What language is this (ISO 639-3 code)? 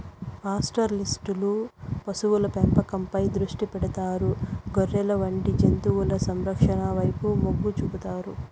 tel